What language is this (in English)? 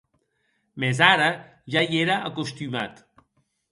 Occitan